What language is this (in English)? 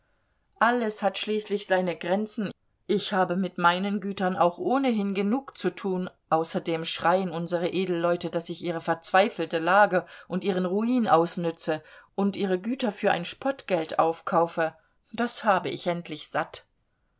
German